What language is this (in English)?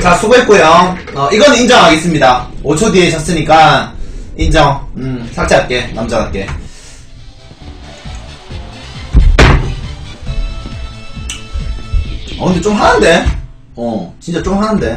Korean